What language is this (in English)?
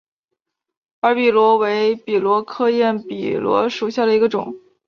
Chinese